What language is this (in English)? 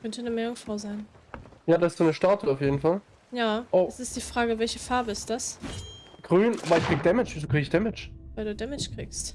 German